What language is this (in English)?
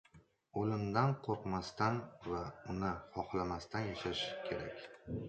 Uzbek